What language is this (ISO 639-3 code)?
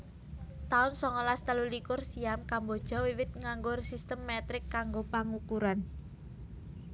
jav